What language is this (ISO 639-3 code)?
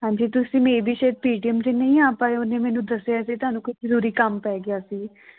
pan